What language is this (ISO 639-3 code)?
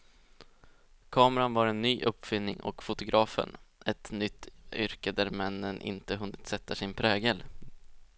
swe